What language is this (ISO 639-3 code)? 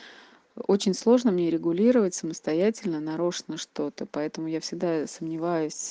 rus